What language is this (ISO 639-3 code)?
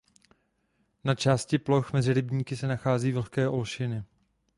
ces